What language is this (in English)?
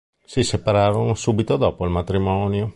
Italian